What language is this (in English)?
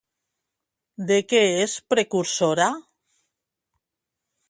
Catalan